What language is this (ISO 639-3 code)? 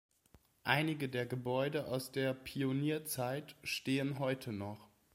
deu